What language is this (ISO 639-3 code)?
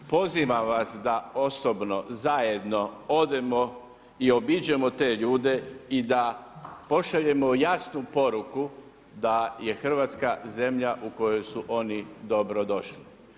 hrv